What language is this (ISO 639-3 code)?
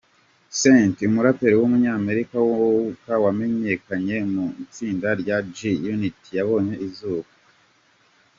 kin